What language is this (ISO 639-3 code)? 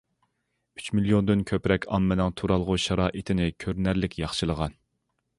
uig